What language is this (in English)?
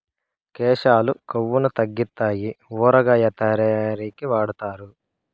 Telugu